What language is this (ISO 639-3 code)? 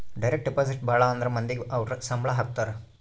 kan